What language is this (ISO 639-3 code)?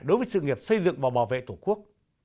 vie